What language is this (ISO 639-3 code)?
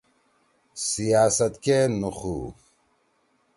trw